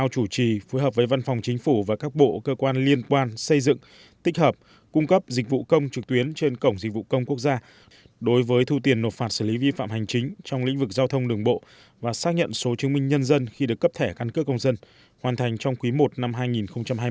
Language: Vietnamese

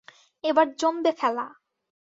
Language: Bangla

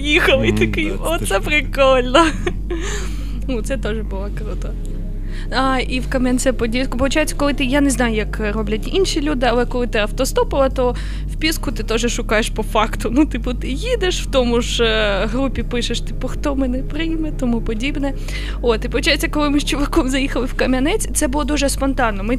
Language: Ukrainian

